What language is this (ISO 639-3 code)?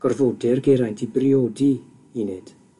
cym